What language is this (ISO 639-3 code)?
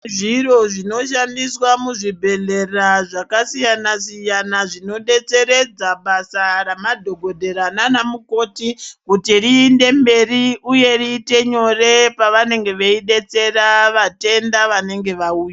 ndc